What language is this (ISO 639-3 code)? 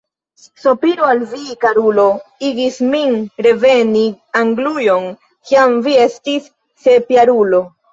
epo